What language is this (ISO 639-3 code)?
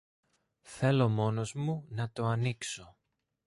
ell